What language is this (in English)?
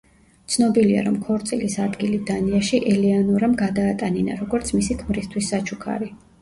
Georgian